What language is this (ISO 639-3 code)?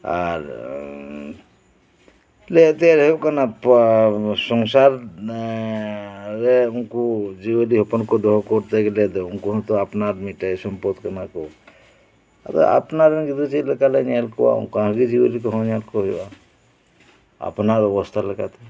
sat